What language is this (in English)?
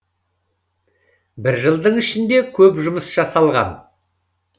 Kazakh